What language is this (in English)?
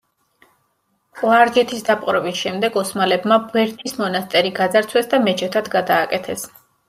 Georgian